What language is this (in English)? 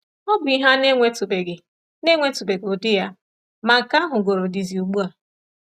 Igbo